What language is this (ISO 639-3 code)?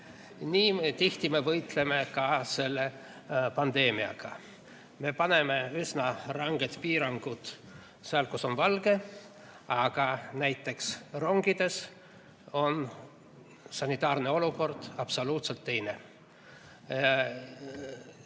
est